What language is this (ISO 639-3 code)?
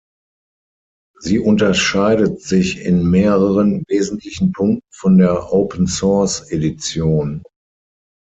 deu